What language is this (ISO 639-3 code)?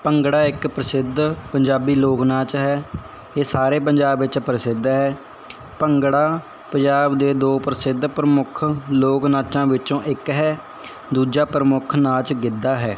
pan